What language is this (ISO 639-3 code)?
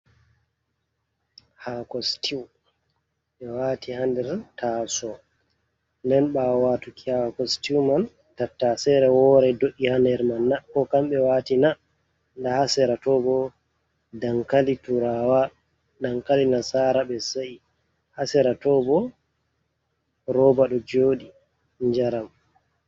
ful